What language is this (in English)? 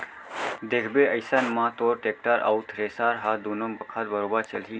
Chhattisgarhi